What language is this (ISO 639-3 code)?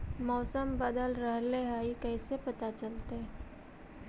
mag